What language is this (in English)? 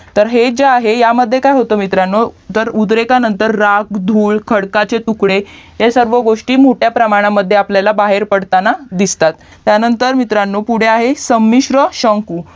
Marathi